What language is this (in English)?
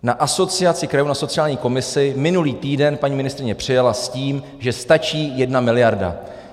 Czech